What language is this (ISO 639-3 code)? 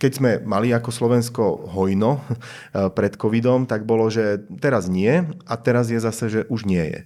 slk